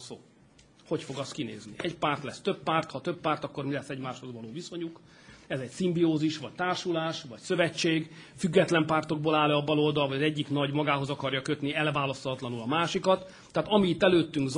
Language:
Hungarian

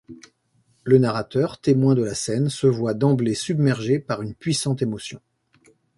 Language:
French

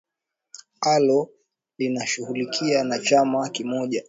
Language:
Swahili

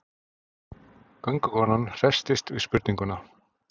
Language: Icelandic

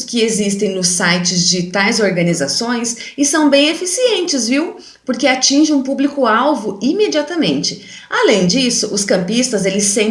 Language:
Portuguese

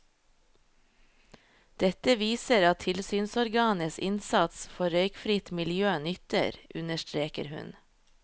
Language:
Norwegian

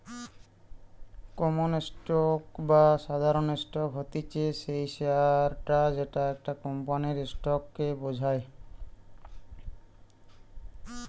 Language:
Bangla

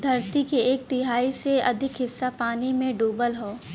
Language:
Bhojpuri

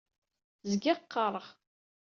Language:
Kabyle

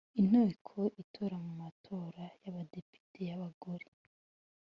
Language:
Kinyarwanda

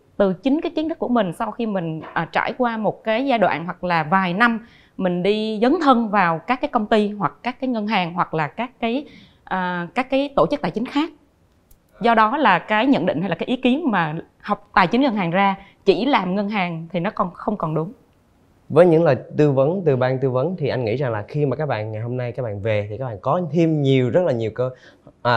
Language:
Vietnamese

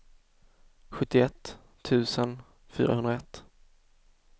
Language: Swedish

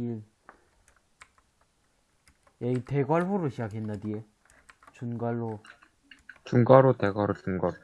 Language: Korean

